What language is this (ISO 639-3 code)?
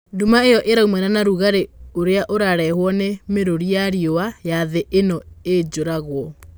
kik